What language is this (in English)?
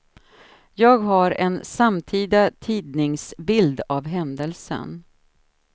Swedish